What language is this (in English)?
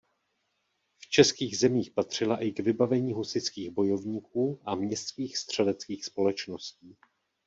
Czech